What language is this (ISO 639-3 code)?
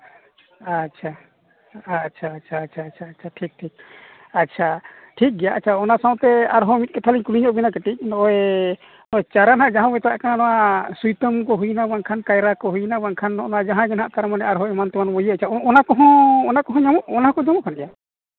sat